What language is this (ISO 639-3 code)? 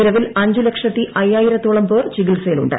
mal